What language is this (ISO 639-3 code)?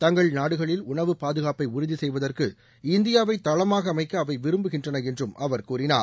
tam